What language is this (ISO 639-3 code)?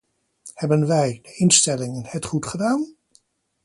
nld